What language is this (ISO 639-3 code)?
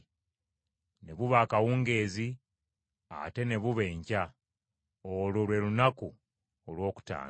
lug